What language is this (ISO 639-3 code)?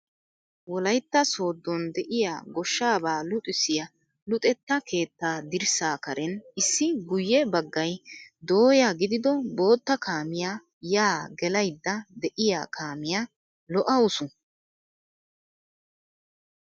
wal